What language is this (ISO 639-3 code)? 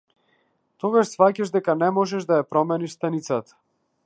mkd